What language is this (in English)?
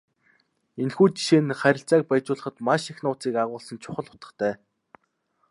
Mongolian